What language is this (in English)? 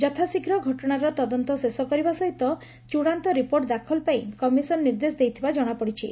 Odia